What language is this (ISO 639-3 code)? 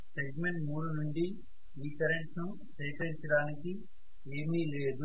tel